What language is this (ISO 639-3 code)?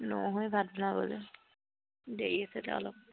asm